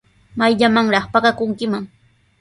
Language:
Sihuas Ancash Quechua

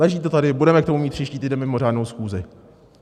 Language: Czech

